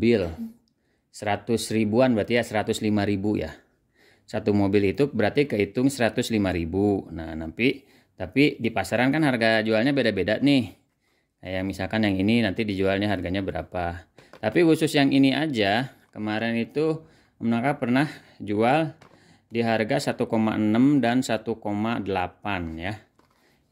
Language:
Indonesian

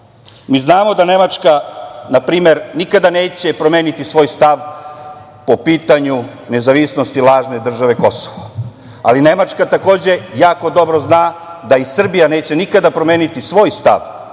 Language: Serbian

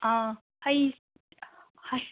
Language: Manipuri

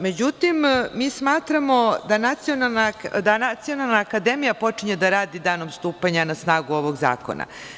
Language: Serbian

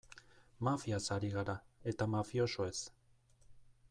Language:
Basque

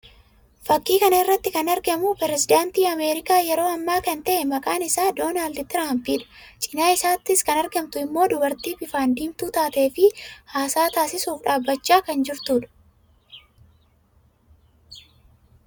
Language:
Oromo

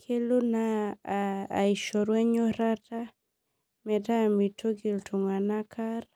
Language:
Masai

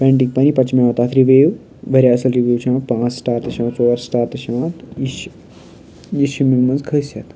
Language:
Kashmiri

